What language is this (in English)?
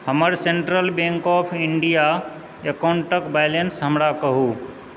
Maithili